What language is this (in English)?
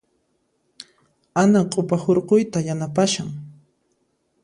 Puno Quechua